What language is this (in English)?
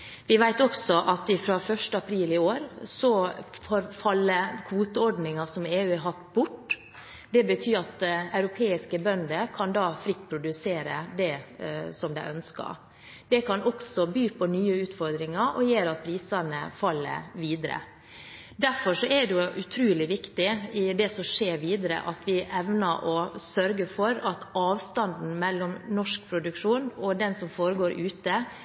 Norwegian Bokmål